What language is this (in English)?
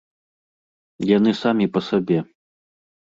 Belarusian